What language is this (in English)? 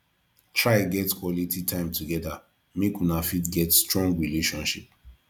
Nigerian Pidgin